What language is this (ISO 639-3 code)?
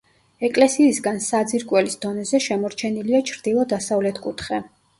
kat